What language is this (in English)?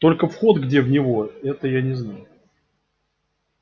Russian